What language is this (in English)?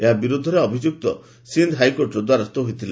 Odia